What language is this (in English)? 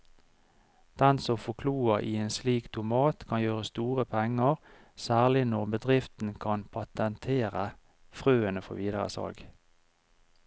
Norwegian